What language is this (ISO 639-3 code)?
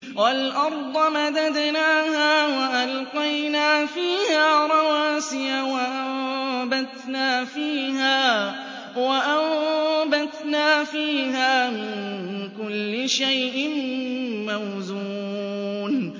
ara